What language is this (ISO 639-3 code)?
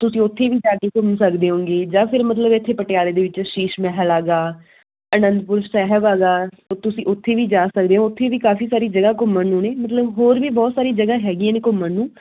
pan